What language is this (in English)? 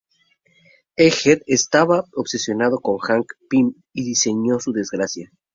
Spanish